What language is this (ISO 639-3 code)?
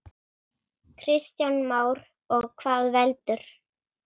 isl